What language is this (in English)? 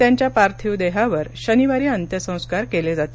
Marathi